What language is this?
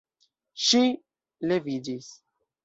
Esperanto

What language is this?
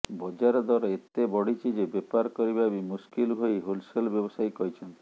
Odia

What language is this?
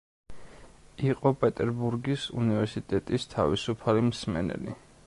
Georgian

